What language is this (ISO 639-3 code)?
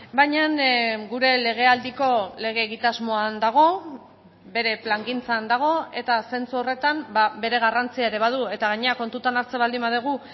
eus